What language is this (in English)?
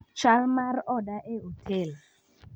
Luo (Kenya and Tanzania)